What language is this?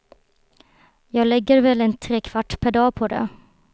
Swedish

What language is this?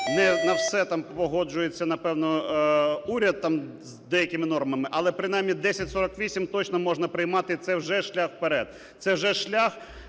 Ukrainian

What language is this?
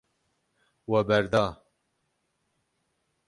Kurdish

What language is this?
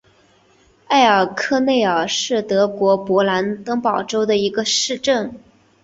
Chinese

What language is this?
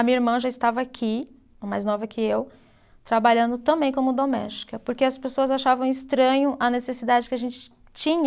Portuguese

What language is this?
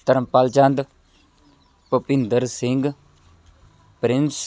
Punjabi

